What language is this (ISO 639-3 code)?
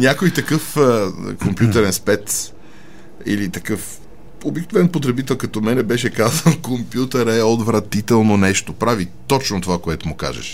bul